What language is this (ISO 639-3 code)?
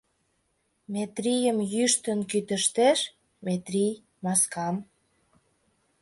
chm